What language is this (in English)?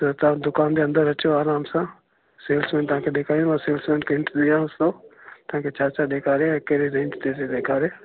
Sindhi